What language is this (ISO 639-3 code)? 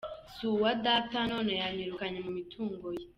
kin